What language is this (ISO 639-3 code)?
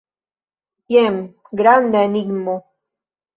epo